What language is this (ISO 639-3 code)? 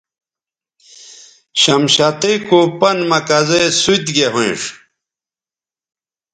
btv